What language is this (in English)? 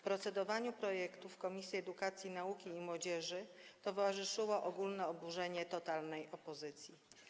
Polish